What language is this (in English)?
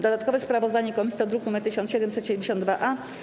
Polish